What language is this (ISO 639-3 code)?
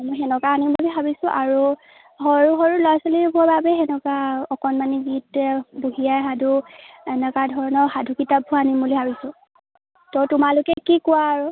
asm